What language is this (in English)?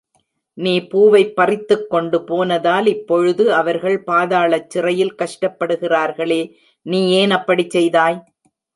Tamil